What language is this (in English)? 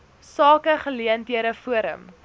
Afrikaans